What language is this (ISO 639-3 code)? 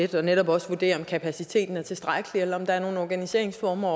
dan